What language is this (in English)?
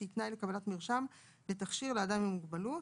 Hebrew